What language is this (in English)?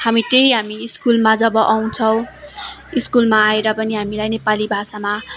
Nepali